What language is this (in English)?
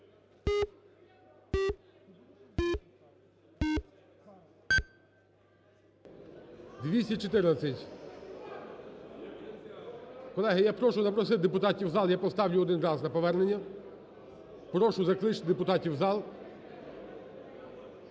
Ukrainian